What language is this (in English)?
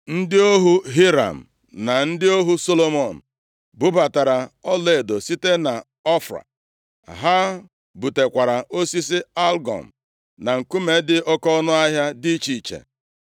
Igbo